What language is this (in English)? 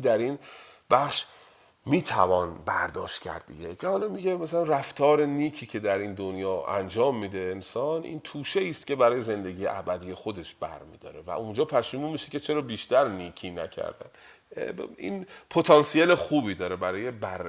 Persian